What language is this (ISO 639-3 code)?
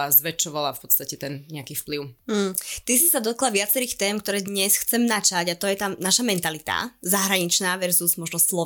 slk